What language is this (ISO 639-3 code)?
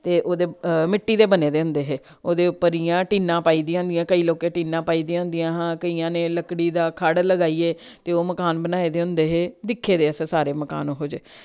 doi